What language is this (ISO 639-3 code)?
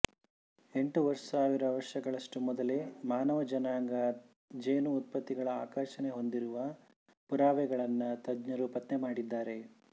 kan